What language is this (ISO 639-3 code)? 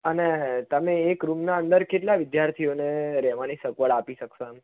guj